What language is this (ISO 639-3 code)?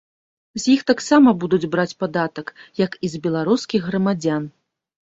bel